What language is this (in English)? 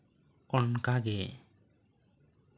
Santali